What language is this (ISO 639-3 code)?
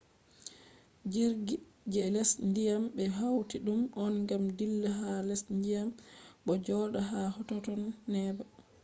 ful